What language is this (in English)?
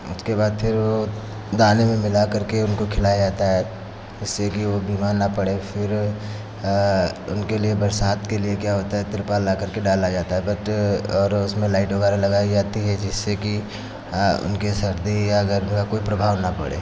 Hindi